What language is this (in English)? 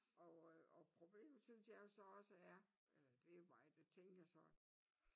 Danish